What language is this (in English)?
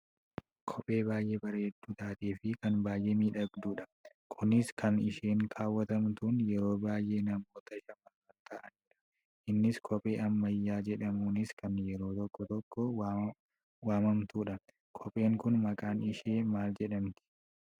Oromo